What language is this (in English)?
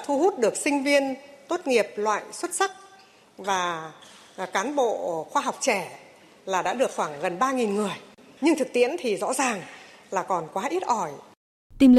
Vietnamese